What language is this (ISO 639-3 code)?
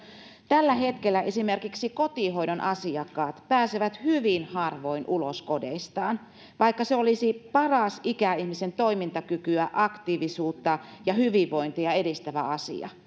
fin